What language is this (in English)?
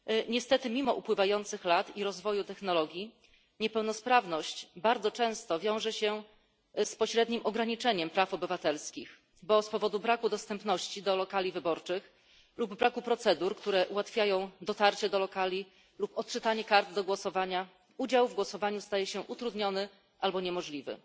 Polish